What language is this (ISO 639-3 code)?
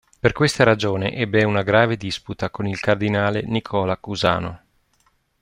ita